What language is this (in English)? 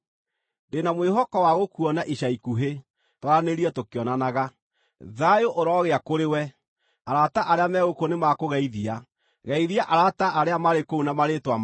Kikuyu